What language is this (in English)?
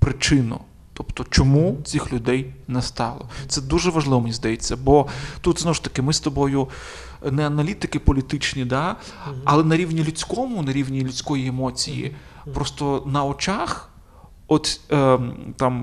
Ukrainian